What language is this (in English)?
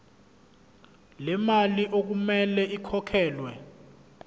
Zulu